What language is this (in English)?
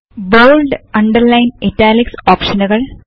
Malayalam